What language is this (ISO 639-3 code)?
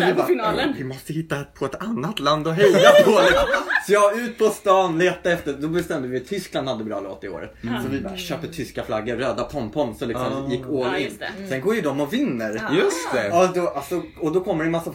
swe